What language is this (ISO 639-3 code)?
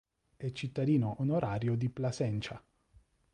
ita